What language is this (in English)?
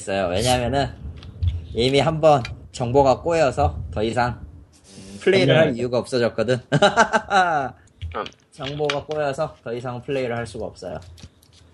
Korean